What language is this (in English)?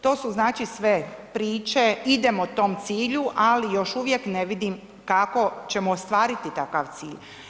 Croatian